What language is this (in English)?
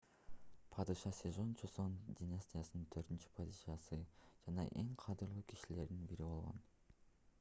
Kyrgyz